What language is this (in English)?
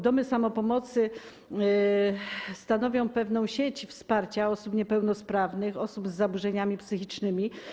Polish